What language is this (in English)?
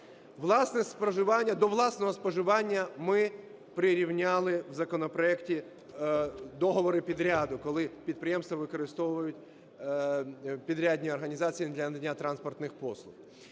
Ukrainian